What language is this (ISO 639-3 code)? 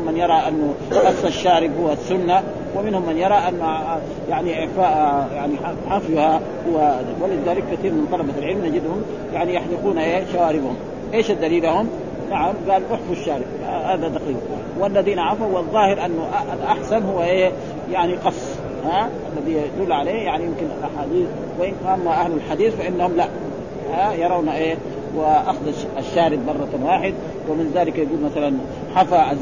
ara